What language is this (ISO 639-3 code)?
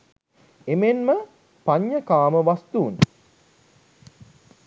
sin